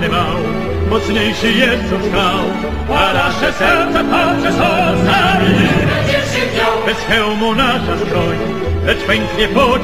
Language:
Hungarian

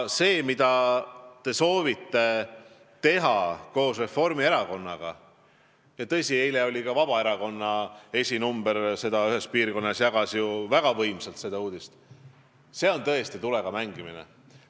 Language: Estonian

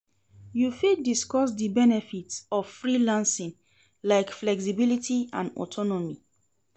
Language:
Nigerian Pidgin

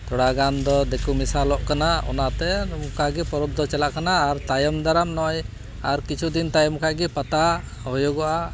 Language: Santali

